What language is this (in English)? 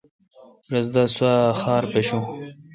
Kalkoti